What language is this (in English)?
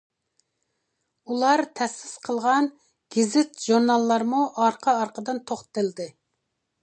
Uyghur